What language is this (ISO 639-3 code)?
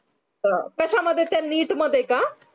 mar